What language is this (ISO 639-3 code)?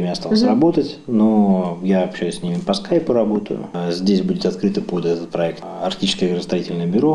rus